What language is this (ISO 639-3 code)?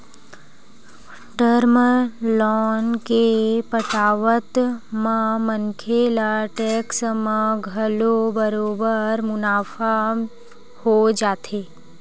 hne